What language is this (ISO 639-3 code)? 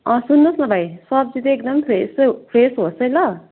nep